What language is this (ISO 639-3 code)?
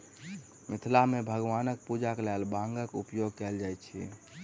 mai